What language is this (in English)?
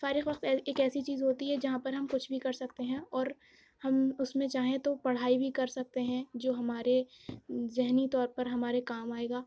Urdu